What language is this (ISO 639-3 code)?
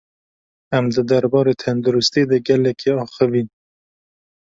kur